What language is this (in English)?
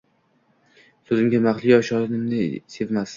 Uzbek